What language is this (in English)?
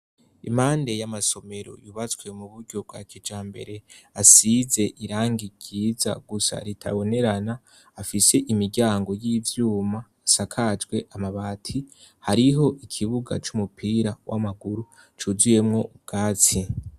Rundi